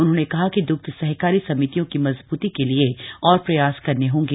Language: Hindi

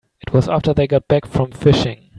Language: English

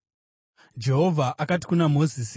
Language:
Shona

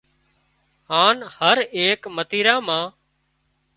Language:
Wadiyara Koli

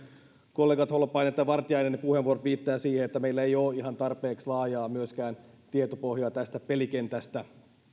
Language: Finnish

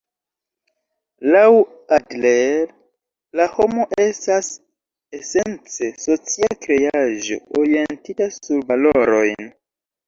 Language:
Esperanto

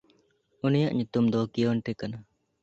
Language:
Santali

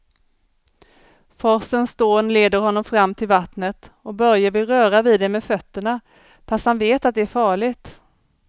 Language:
Swedish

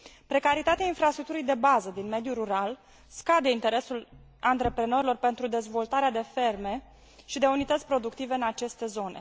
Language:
Romanian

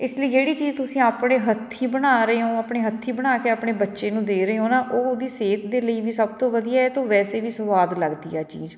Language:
Punjabi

